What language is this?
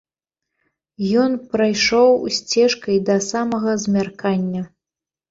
Belarusian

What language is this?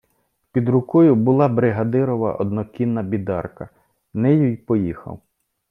Ukrainian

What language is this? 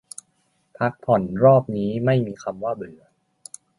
Thai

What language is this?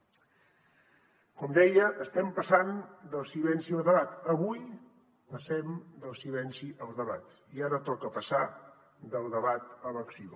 Catalan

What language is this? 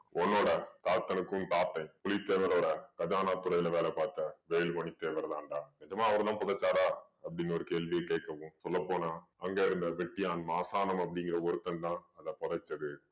Tamil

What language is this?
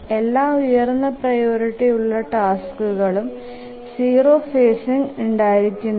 Malayalam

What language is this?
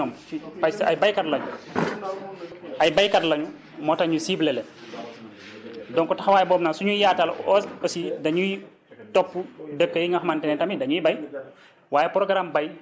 Wolof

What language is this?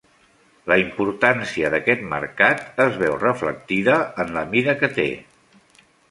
Catalan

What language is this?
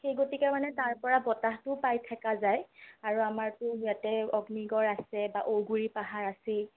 Assamese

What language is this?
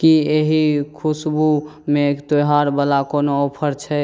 Maithili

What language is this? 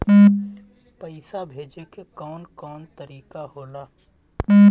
Bhojpuri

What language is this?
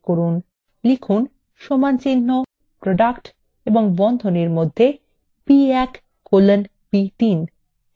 Bangla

